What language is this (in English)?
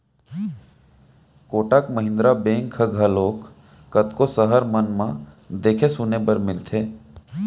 Chhattisgarhi